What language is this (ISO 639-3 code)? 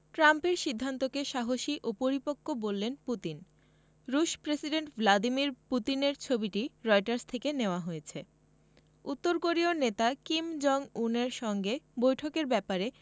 ben